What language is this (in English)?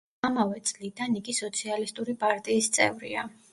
Georgian